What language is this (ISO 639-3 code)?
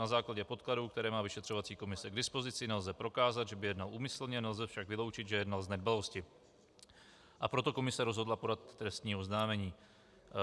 ces